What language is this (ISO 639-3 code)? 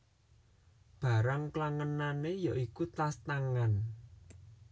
jav